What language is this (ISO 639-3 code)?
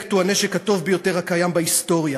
heb